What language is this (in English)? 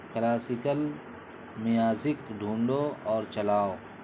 Urdu